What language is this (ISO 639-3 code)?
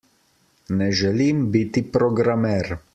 slv